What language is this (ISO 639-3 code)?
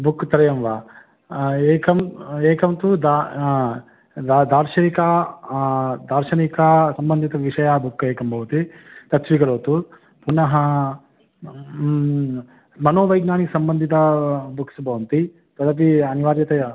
san